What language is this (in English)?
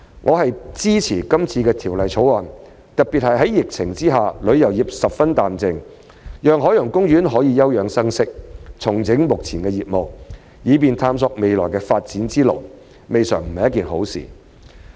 Cantonese